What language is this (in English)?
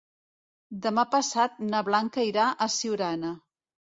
Catalan